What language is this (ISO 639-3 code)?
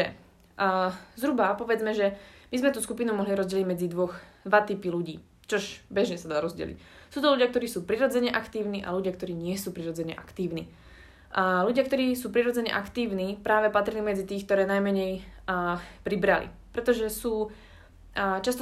slk